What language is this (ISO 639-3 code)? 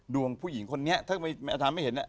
tha